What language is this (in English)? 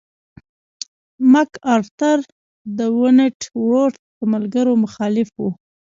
Pashto